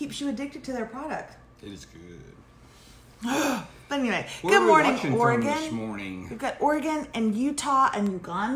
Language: English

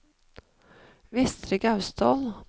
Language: Norwegian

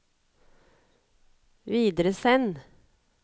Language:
Norwegian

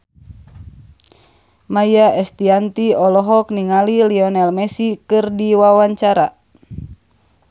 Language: Sundanese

